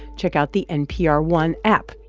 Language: English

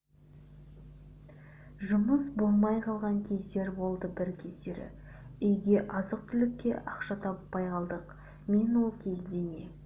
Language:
Kazakh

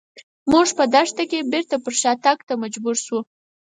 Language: Pashto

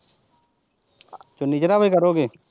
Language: Punjabi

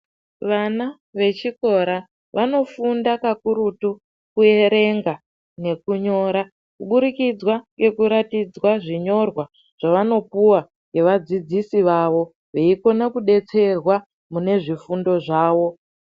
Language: Ndau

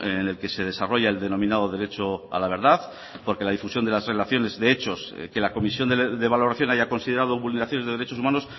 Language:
Spanish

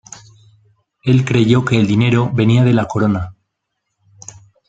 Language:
Spanish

